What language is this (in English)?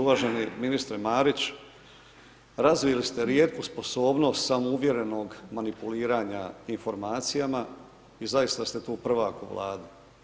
Croatian